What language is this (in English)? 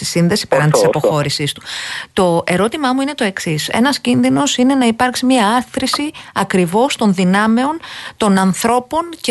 Greek